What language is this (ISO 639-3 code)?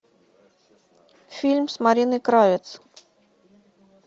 rus